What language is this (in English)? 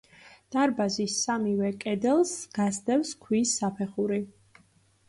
Georgian